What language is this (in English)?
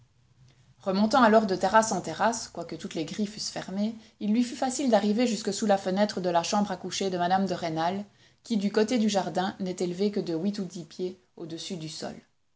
French